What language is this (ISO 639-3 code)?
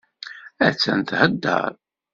kab